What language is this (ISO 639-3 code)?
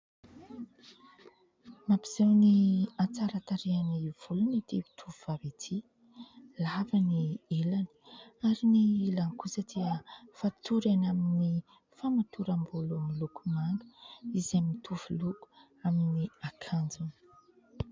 mlg